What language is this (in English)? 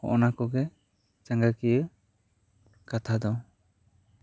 Santali